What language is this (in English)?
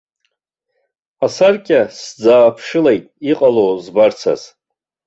Abkhazian